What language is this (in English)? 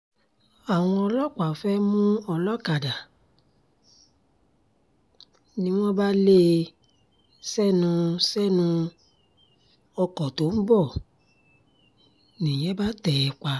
Yoruba